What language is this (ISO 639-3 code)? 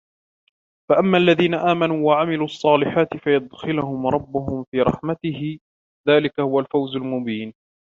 ara